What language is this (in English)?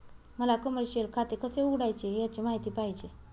Marathi